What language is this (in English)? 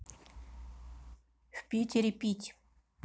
Russian